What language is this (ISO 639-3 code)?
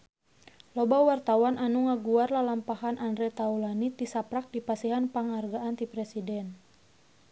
sun